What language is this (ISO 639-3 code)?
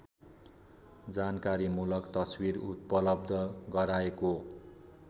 nep